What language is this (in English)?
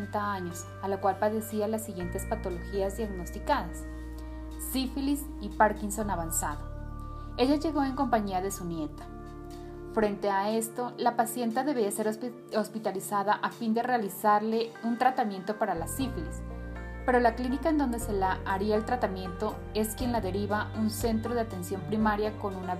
Spanish